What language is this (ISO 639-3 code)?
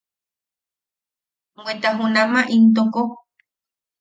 yaq